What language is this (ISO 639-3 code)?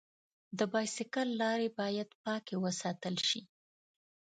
pus